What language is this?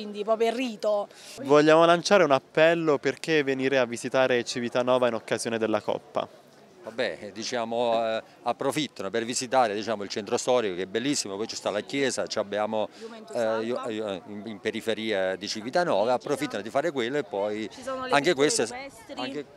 Italian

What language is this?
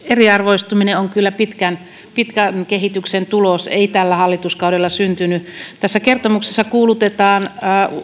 Finnish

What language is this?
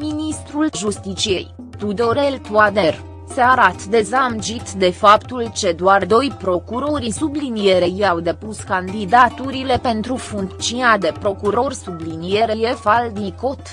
Romanian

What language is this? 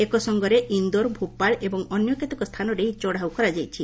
Odia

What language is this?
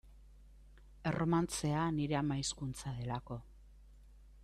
Basque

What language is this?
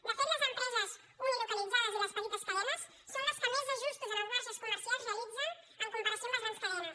Catalan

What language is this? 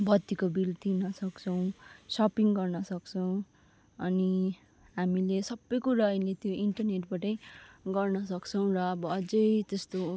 Nepali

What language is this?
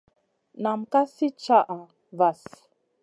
Masana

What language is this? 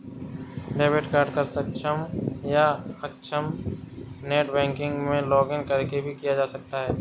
Hindi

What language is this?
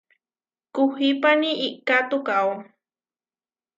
Huarijio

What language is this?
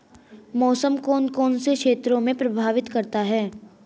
Hindi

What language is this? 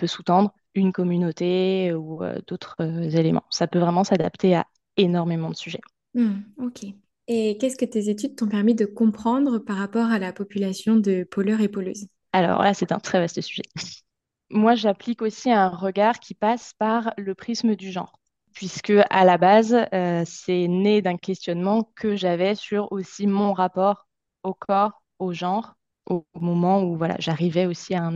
French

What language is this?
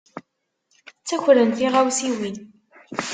Kabyle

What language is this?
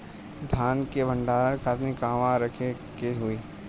Bhojpuri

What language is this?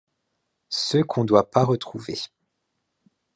French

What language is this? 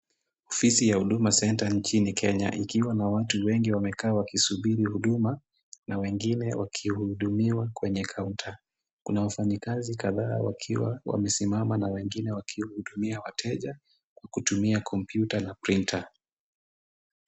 Swahili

